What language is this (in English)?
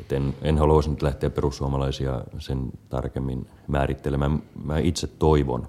Finnish